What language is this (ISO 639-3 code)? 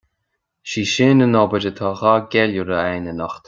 gle